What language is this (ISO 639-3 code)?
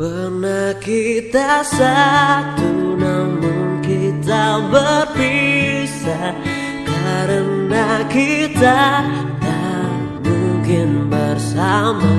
ind